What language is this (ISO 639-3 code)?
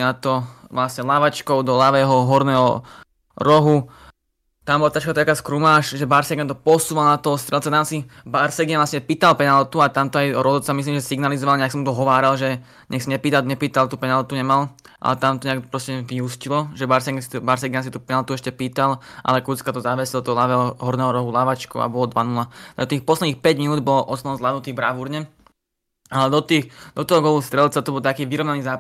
slk